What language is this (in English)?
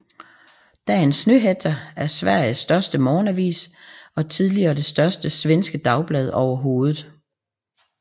Danish